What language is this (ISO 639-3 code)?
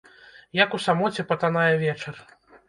bel